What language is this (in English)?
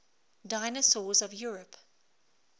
English